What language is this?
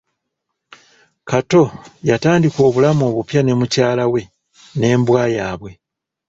Ganda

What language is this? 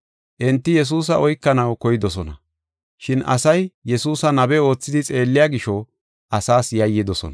Gofa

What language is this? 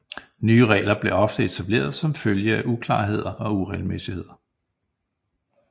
Danish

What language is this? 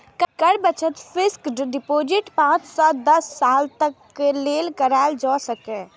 Maithili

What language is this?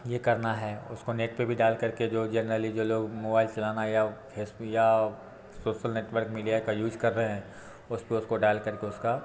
Hindi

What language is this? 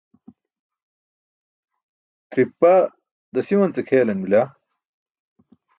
Burushaski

